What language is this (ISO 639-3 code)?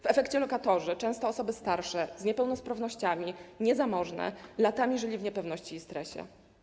pol